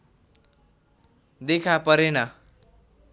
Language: Nepali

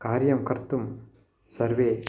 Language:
Sanskrit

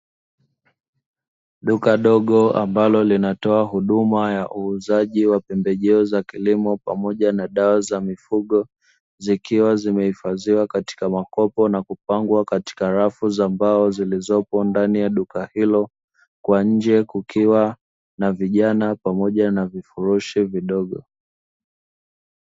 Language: Swahili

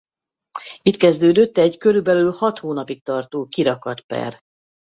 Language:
Hungarian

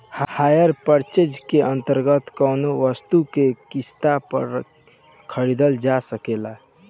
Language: Bhojpuri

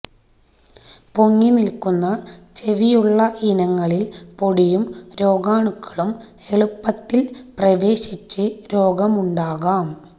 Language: Malayalam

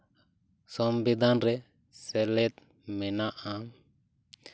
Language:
Santali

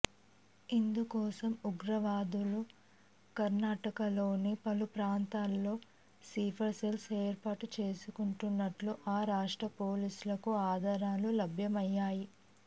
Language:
Telugu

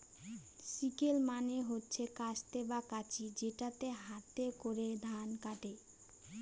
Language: Bangla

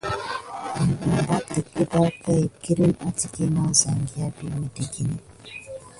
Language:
Gidar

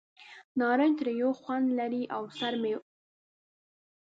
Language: Pashto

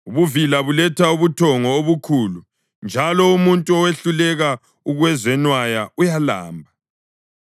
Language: North Ndebele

